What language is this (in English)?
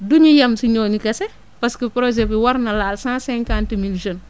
Wolof